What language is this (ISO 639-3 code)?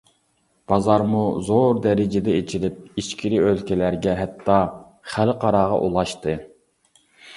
uig